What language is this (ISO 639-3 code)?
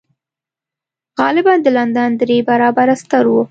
pus